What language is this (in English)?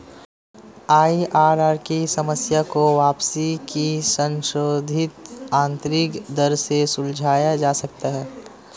Hindi